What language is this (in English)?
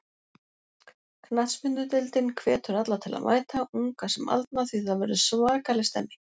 Icelandic